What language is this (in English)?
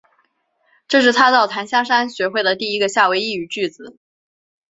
Chinese